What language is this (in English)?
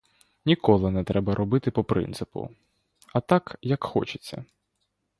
Ukrainian